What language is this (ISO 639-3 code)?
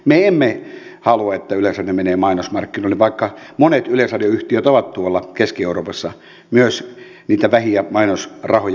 fin